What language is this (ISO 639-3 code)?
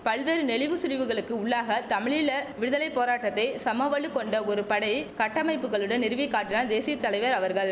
tam